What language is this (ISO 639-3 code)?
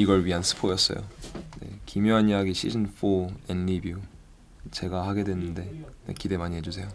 kor